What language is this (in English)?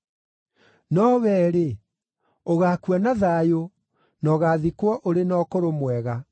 Kikuyu